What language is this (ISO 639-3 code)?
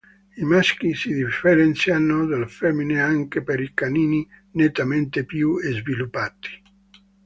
ita